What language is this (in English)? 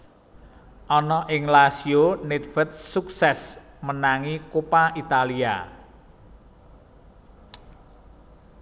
Javanese